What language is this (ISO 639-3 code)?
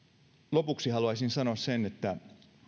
fin